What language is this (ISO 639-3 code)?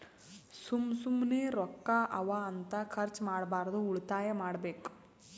kan